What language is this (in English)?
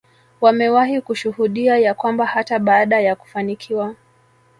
Swahili